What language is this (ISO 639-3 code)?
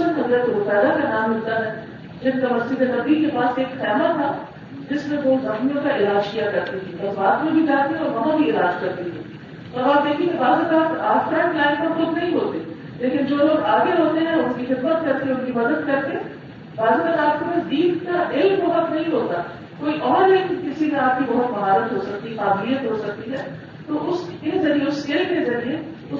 urd